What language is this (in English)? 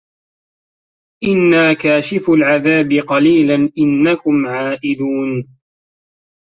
Arabic